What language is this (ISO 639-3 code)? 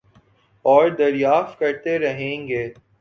urd